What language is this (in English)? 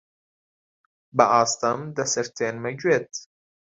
Central Kurdish